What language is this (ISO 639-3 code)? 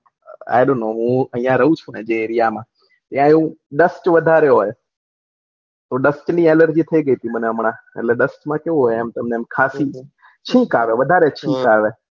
guj